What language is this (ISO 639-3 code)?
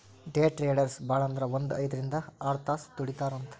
kan